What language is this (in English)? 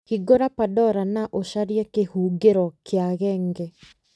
Kikuyu